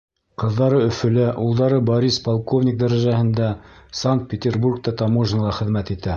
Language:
Bashkir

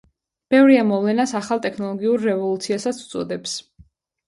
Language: Georgian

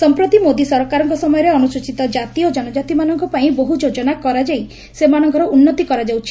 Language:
Odia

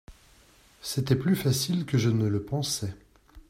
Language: French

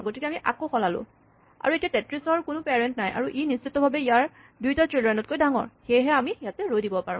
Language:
Assamese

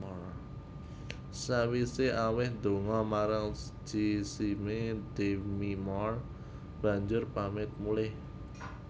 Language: Javanese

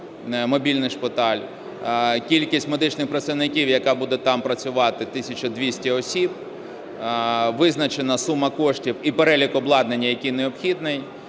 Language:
Ukrainian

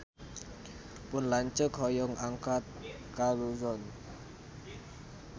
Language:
Sundanese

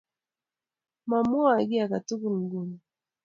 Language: Kalenjin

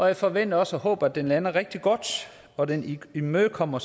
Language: Danish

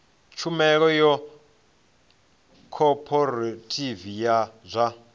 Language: Venda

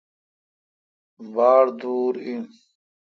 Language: Kalkoti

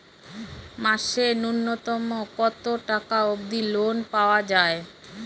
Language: Bangla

